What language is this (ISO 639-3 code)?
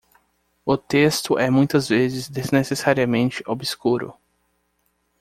por